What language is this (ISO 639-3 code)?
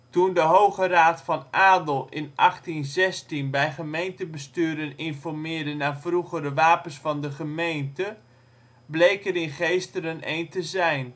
nld